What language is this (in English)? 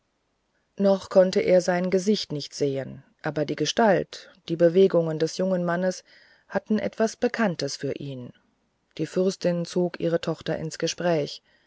German